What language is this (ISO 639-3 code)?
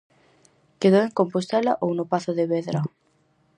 glg